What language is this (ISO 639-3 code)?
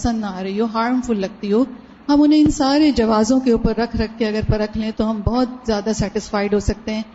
urd